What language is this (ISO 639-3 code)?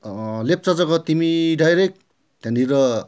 nep